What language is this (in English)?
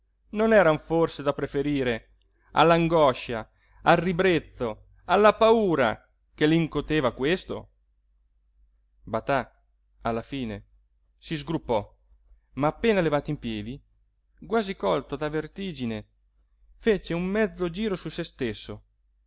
Italian